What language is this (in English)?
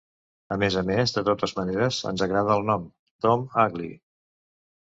Catalan